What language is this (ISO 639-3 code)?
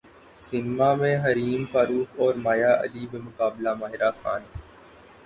urd